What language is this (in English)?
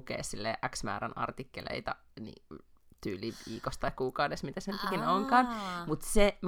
Finnish